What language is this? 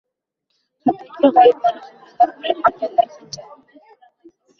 Uzbek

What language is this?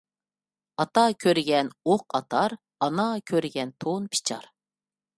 Uyghur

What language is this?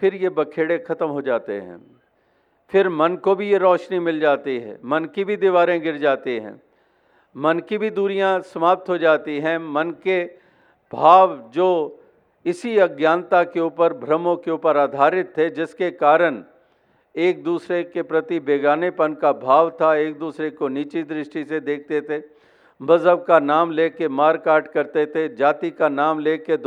Hindi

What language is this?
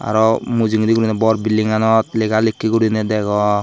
Chakma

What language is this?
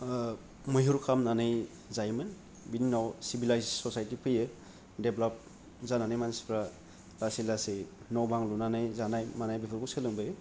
Bodo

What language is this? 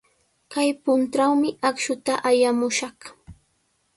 Sihuas Ancash Quechua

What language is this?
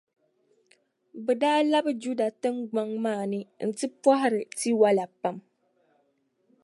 Dagbani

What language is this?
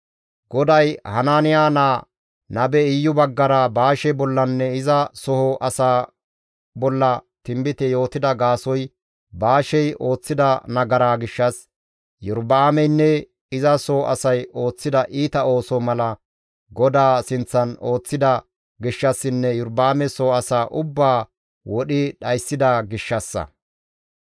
Gamo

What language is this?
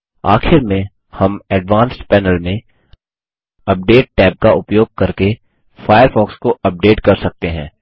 Hindi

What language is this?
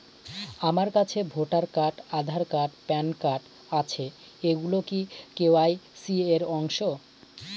Bangla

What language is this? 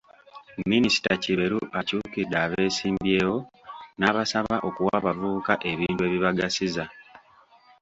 Ganda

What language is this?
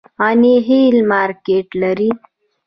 Pashto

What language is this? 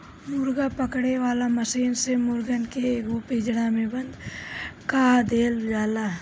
Bhojpuri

